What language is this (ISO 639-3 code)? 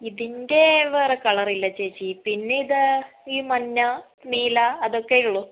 mal